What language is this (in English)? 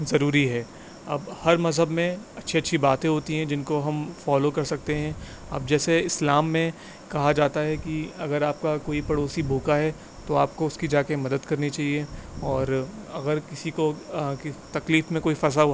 Urdu